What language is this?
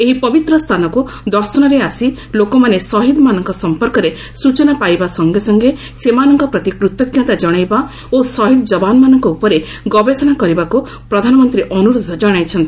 Odia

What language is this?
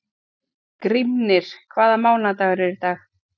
Icelandic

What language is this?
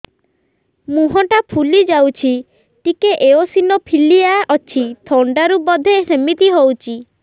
Odia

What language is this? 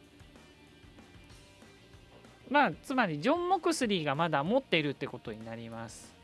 Japanese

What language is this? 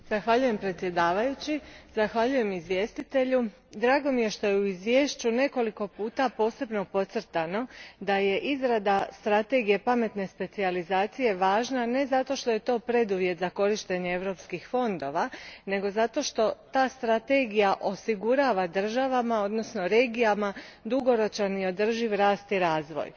Croatian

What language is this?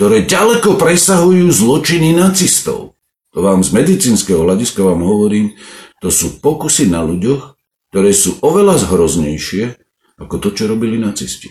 Slovak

